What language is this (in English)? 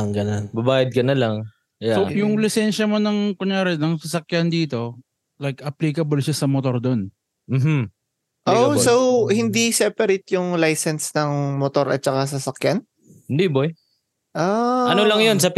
Filipino